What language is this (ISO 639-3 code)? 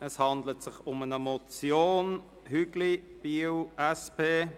gsw